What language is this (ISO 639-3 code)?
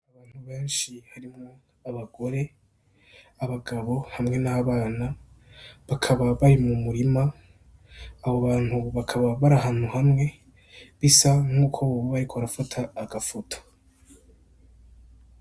run